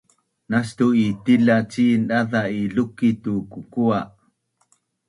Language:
Bunun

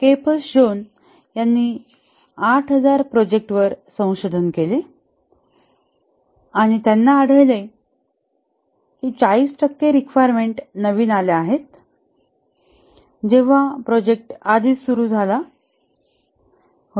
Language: Marathi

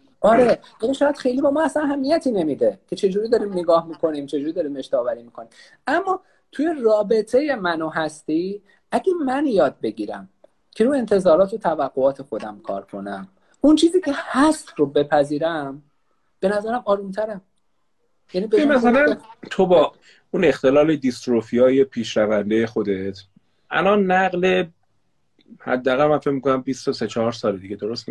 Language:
Persian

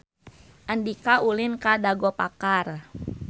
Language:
Sundanese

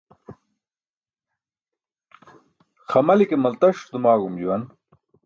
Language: Burushaski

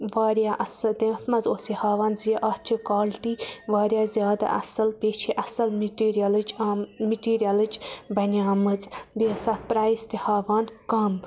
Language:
Kashmiri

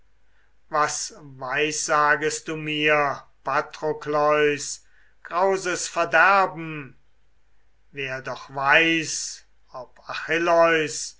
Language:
German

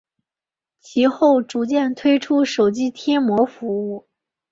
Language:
Chinese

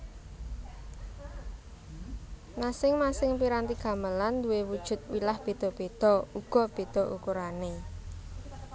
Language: Javanese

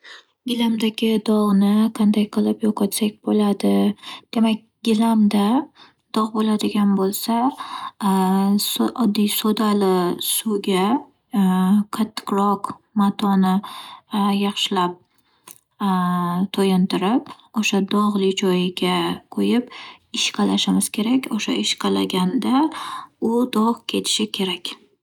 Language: Uzbek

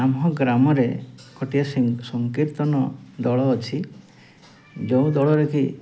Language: Odia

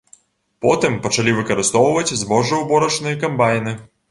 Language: Belarusian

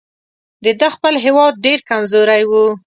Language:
Pashto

